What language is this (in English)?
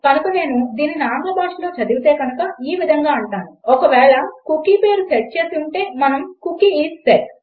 Telugu